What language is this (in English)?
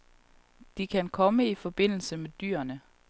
Danish